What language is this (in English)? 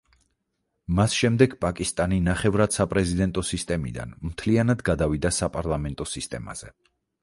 Georgian